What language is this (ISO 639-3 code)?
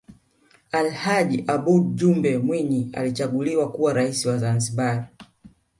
swa